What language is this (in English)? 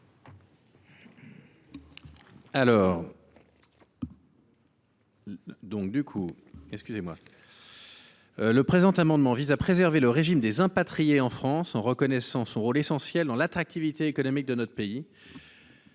French